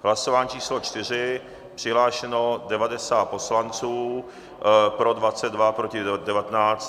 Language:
Czech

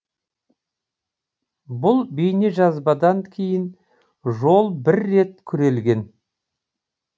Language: Kazakh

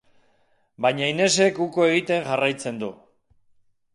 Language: Basque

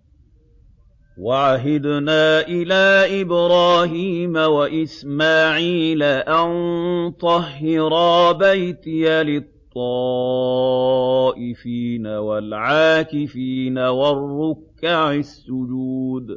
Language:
Arabic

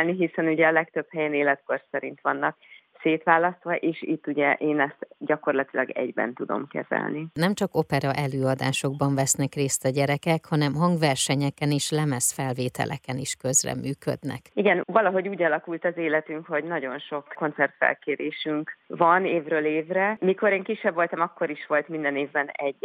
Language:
Hungarian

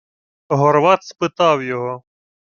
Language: Ukrainian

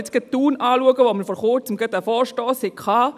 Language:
Swiss German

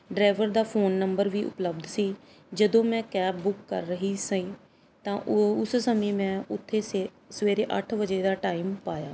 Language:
Punjabi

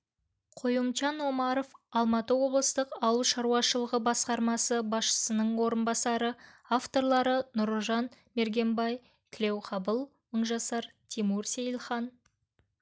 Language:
Kazakh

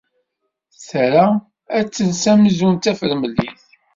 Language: Kabyle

